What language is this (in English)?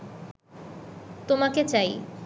Bangla